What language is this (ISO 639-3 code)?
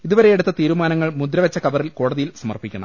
mal